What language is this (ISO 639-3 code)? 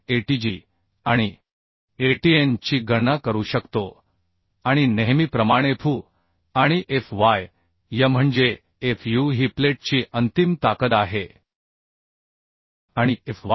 mar